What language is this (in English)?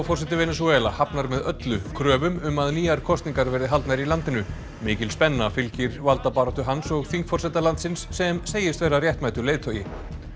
Icelandic